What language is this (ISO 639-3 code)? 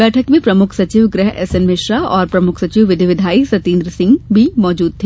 hin